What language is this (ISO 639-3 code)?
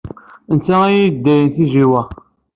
kab